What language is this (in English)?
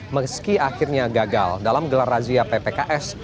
Indonesian